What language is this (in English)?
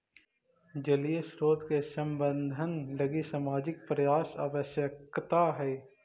Magahi